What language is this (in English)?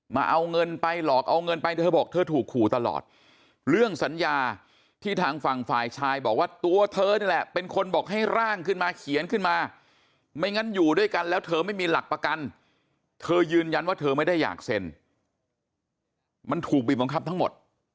Thai